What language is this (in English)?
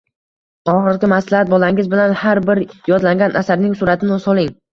Uzbek